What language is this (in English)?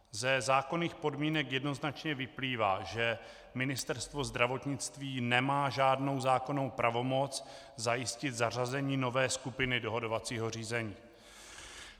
Czech